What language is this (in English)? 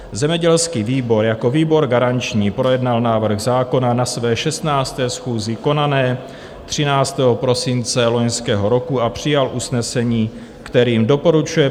Czech